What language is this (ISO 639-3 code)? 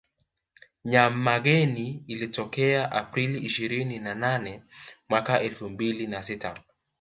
swa